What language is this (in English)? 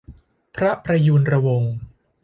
Thai